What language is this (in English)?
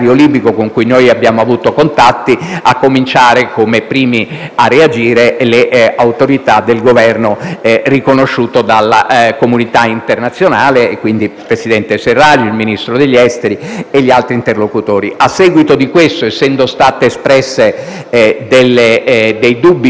Italian